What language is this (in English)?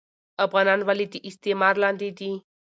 Pashto